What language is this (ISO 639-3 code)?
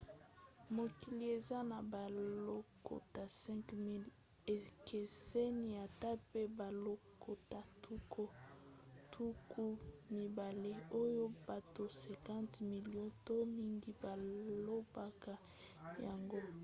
lin